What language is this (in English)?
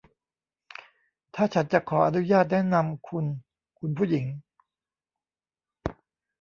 Thai